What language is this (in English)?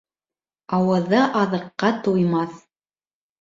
Bashkir